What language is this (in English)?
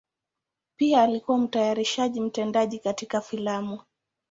Swahili